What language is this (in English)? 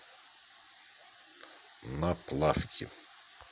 Russian